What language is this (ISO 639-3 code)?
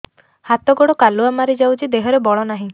ori